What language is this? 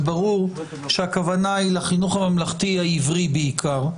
Hebrew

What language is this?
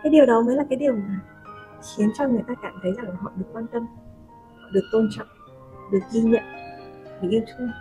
Vietnamese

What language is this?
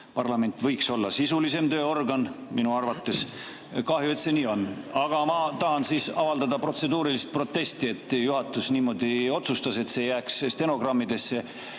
Estonian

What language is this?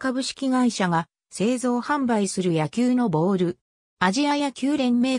Japanese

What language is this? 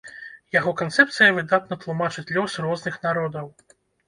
Belarusian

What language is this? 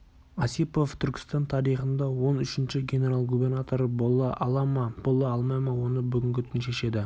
Kazakh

